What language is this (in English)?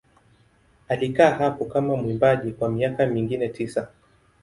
Swahili